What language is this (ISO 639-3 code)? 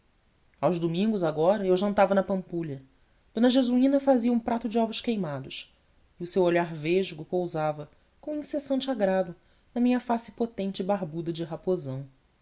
por